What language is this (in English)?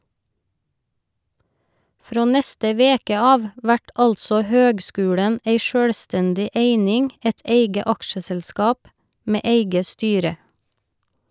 Norwegian